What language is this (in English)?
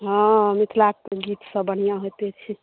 Maithili